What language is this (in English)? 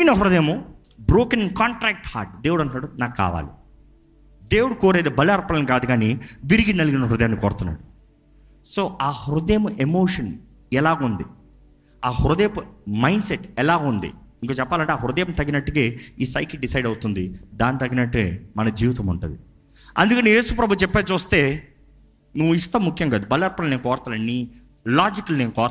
Telugu